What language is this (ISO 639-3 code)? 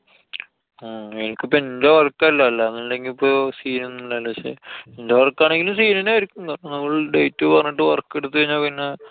mal